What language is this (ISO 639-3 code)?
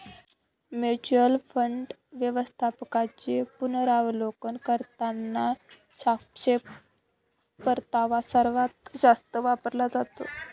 mar